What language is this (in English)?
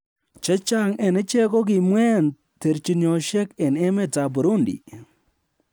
Kalenjin